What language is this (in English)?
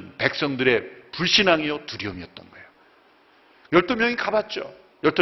Korean